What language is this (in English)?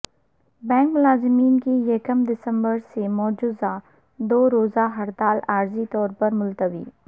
Urdu